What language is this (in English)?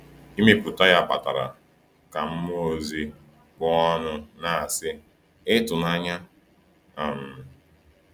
Igbo